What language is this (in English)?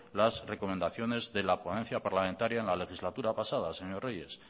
Spanish